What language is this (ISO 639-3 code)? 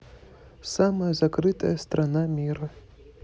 rus